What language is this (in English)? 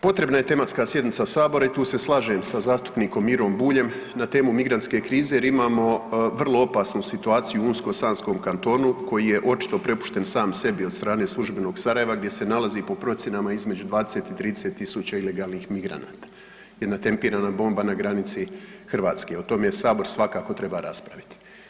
Croatian